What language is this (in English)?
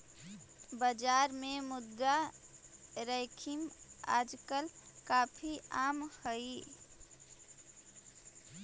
Magahi